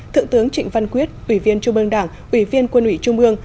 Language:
Vietnamese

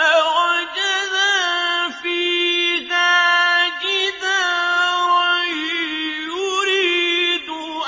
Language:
Arabic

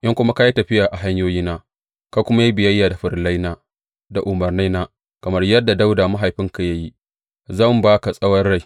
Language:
Hausa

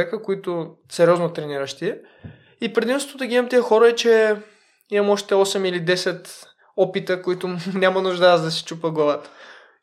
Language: Bulgarian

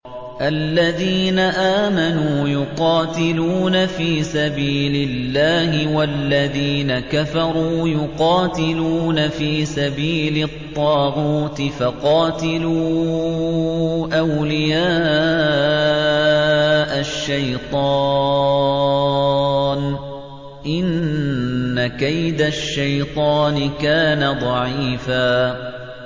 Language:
Arabic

